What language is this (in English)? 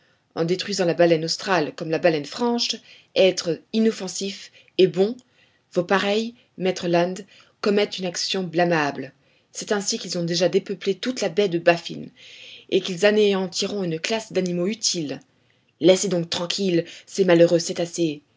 French